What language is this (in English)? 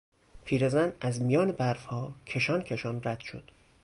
Persian